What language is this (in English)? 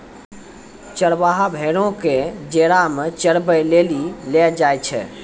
Maithili